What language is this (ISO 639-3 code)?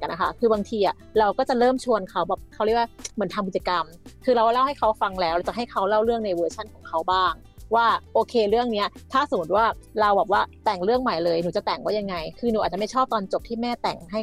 tha